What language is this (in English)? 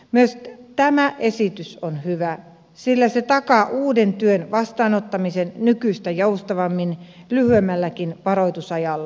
Finnish